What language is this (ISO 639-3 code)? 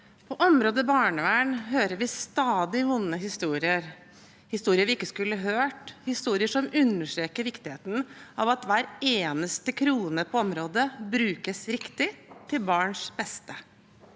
nor